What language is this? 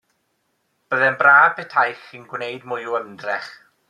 Welsh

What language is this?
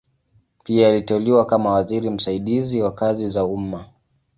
Swahili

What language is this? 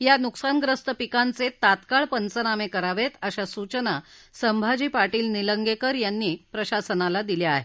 Marathi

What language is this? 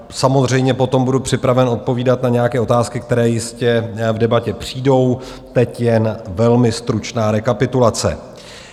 Czech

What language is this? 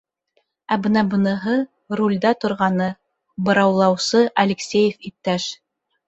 Bashkir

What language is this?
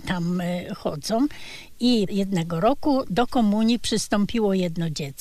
Polish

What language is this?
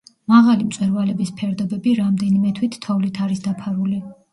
Georgian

